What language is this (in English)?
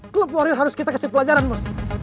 Indonesian